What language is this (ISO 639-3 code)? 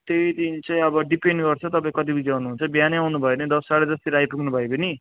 nep